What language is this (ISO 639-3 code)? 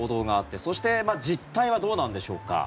jpn